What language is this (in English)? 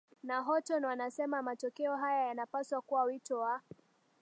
Swahili